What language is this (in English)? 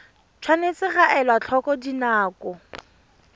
Tswana